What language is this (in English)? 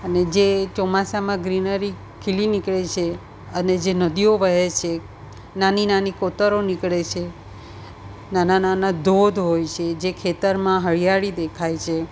Gujarati